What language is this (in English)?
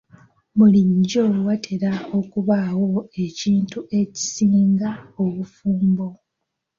Ganda